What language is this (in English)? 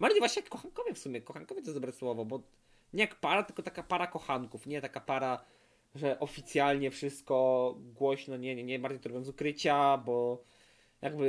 Polish